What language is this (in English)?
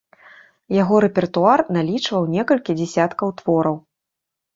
Belarusian